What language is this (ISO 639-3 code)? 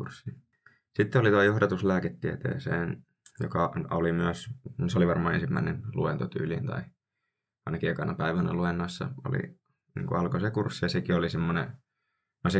fin